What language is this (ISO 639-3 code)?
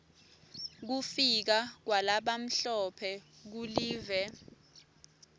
ssw